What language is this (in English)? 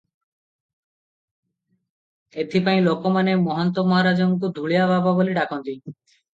Odia